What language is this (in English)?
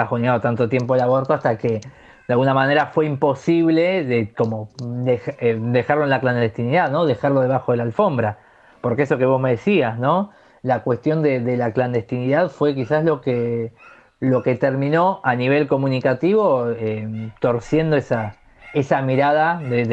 Spanish